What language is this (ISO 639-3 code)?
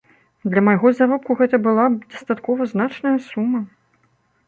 bel